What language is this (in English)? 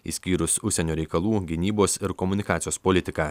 Lithuanian